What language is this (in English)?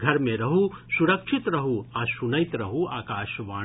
Maithili